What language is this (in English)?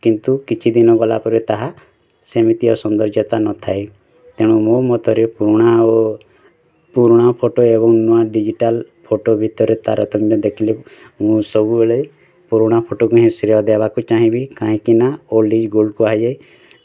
Odia